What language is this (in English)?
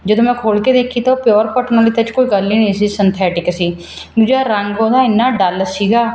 Punjabi